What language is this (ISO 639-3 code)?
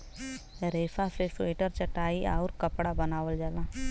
bho